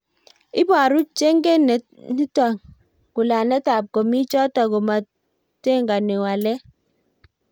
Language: Kalenjin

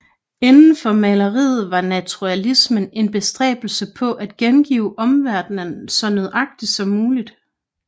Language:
Danish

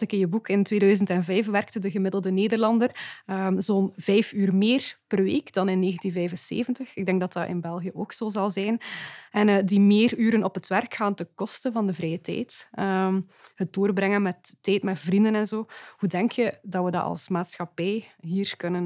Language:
Dutch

